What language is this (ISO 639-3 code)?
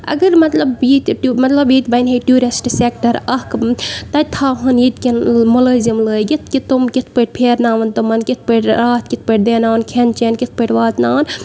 kas